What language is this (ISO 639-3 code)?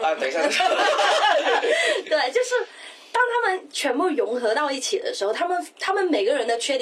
zho